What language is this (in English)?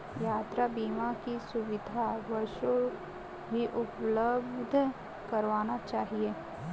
Hindi